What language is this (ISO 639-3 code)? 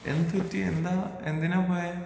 mal